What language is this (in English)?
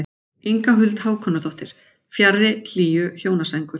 Icelandic